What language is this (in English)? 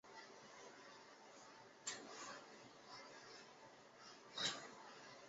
Chinese